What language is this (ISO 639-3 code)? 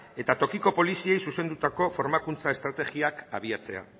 eus